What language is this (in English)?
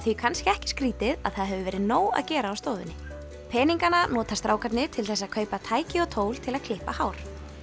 Icelandic